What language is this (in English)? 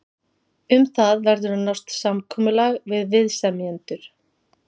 Icelandic